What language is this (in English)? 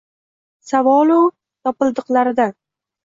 Uzbek